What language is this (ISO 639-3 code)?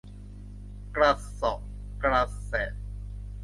tha